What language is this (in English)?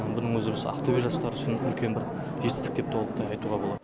Kazakh